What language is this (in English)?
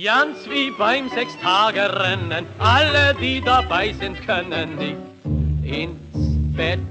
German